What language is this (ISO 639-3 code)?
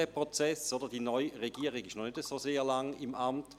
gsw